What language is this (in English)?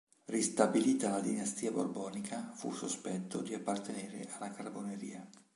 Italian